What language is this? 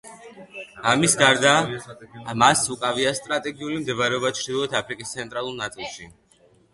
Georgian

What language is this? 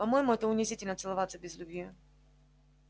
Russian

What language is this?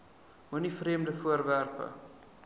Afrikaans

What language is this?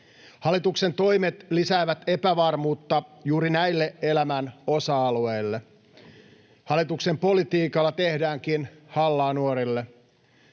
Finnish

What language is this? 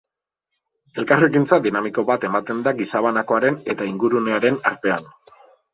Basque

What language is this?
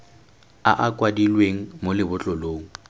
Tswana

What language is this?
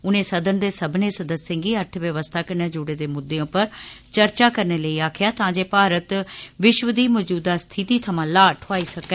Dogri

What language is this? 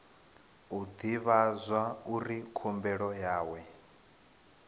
Venda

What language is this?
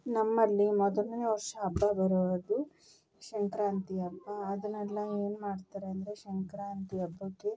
Kannada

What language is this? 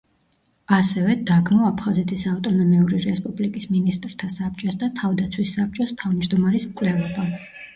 Georgian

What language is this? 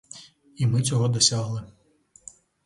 Ukrainian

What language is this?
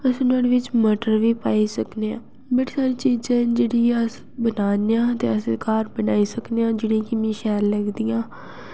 Dogri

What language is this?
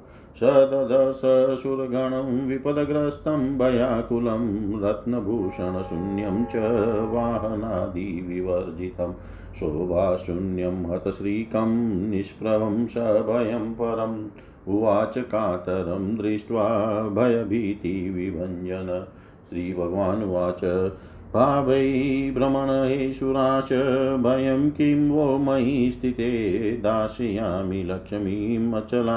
Hindi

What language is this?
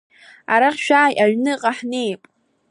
Abkhazian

